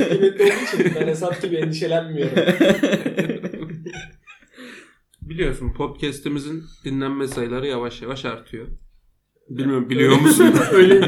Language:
Turkish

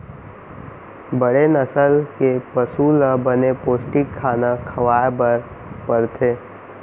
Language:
Chhattisgarhi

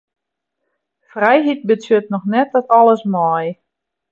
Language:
Western Frisian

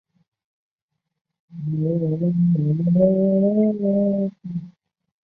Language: Chinese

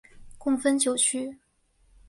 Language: Chinese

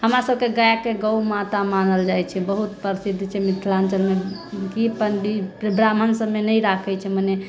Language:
Maithili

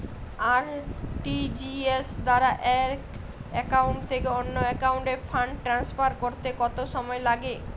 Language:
Bangla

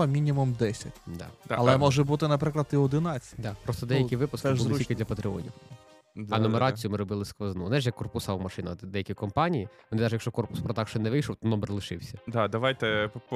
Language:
Ukrainian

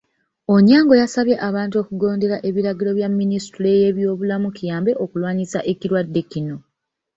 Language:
Ganda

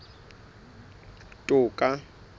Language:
Southern Sotho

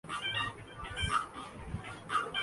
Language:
Urdu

